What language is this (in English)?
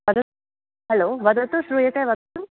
Sanskrit